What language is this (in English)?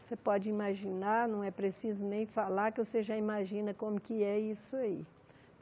Portuguese